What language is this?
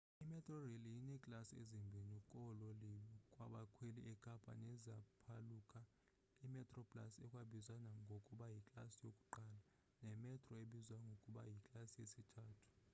Xhosa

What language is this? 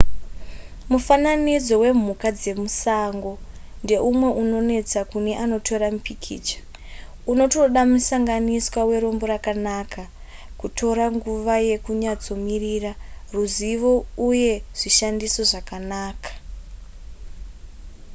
Shona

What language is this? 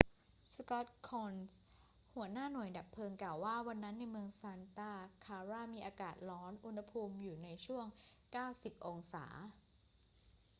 Thai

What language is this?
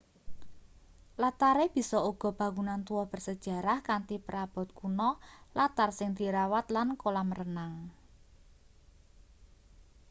Javanese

